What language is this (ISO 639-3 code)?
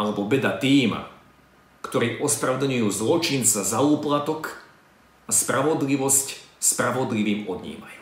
slk